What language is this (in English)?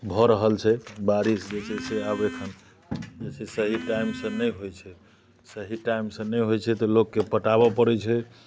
Maithili